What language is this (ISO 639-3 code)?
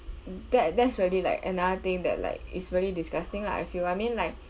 eng